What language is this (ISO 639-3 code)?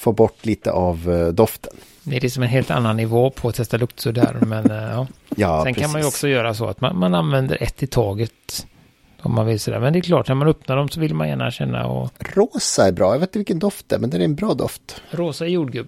swe